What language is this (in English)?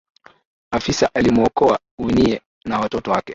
Swahili